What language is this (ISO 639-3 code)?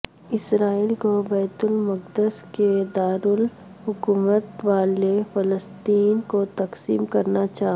urd